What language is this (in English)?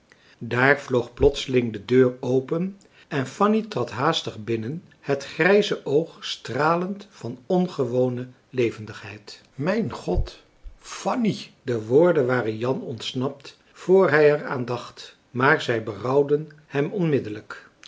Dutch